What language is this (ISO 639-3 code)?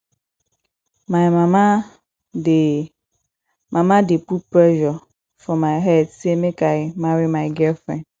pcm